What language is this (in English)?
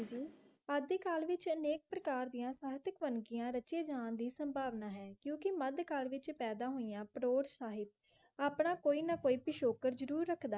Punjabi